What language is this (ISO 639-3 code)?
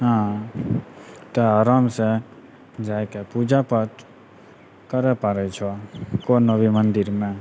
mai